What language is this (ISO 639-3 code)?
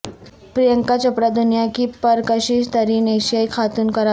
urd